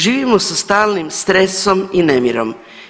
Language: Croatian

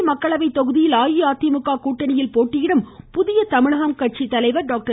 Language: Tamil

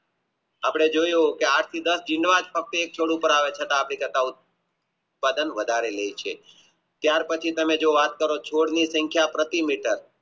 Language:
Gujarati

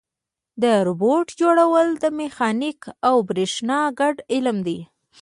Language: Pashto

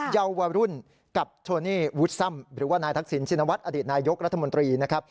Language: Thai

